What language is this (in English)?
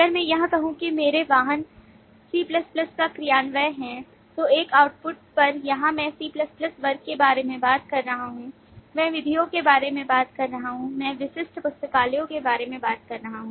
Hindi